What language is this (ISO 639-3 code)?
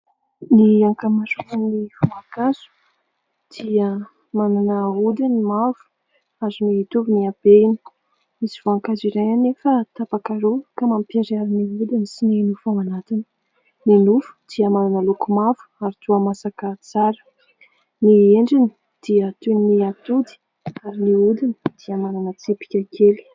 mlg